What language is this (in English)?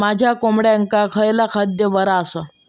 Marathi